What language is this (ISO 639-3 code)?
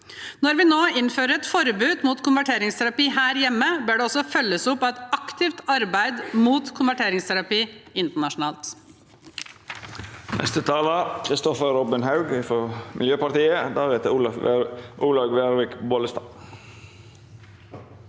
nor